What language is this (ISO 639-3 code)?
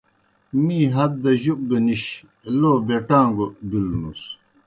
plk